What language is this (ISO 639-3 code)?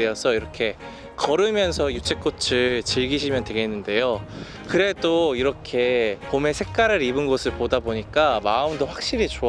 kor